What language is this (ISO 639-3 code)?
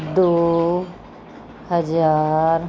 pan